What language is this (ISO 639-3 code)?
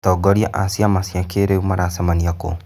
kik